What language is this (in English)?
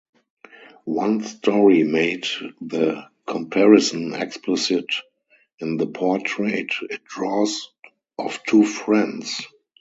English